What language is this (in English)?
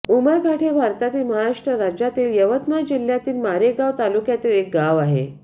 Marathi